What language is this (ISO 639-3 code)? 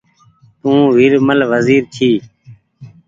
gig